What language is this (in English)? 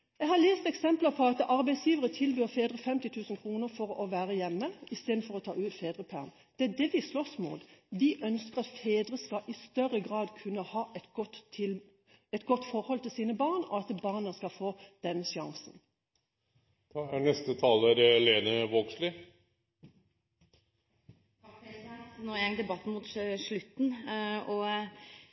Norwegian